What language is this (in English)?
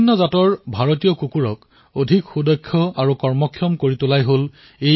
Assamese